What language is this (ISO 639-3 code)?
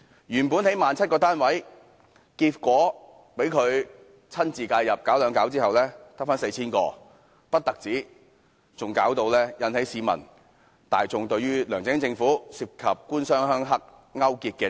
yue